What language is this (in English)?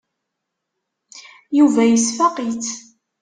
Kabyle